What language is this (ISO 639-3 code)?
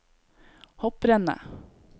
nor